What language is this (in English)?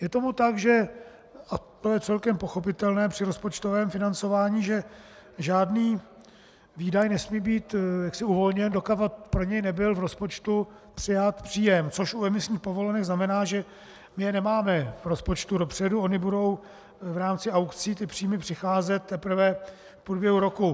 Czech